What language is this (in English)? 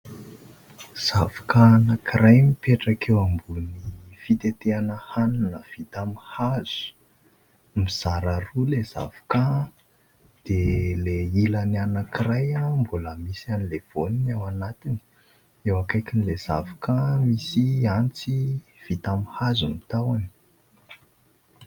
Malagasy